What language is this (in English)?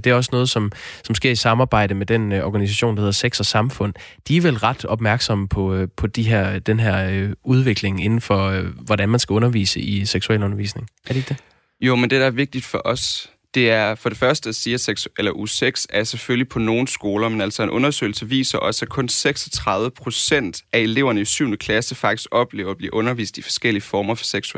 Danish